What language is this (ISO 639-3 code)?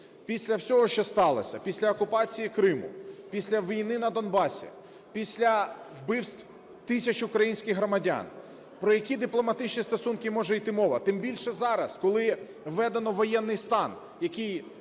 ukr